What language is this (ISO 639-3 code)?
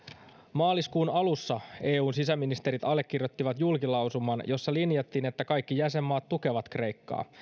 fin